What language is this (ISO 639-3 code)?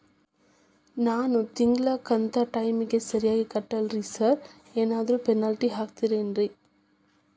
kan